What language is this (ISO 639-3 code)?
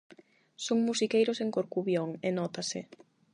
glg